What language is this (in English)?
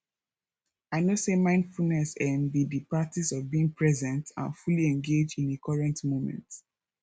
Nigerian Pidgin